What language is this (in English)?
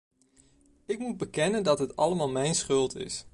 Dutch